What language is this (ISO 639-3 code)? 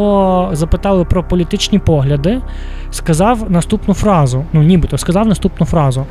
ukr